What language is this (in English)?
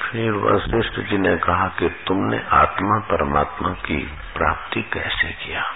Hindi